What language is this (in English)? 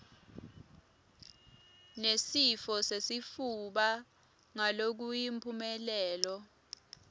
Swati